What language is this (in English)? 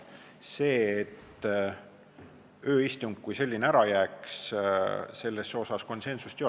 Estonian